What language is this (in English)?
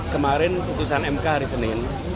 Indonesian